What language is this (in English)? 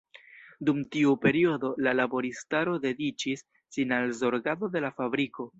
Esperanto